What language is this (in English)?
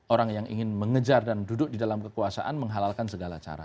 Indonesian